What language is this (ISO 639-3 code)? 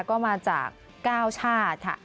tha